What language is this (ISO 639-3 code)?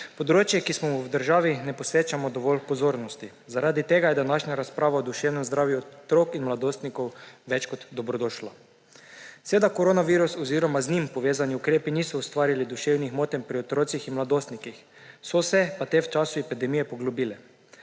slv